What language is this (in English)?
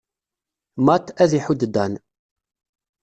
Kabyle